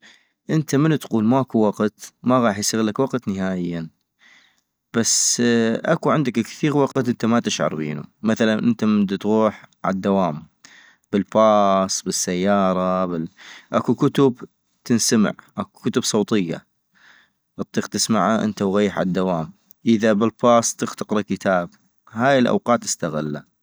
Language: North Mesopotamian Arabic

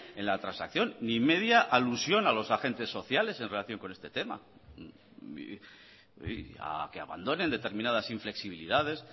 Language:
Spanish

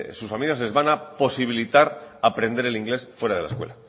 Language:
Spanish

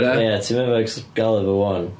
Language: Welsh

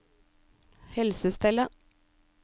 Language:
Norwegian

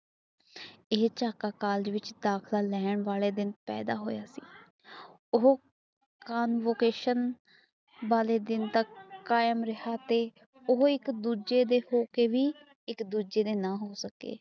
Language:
Punjabi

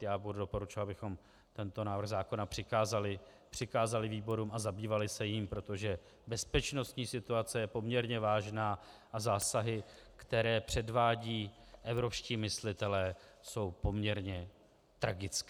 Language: Czech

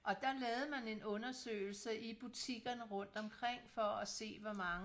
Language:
Danish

